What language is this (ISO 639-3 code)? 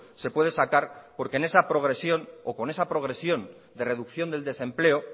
spa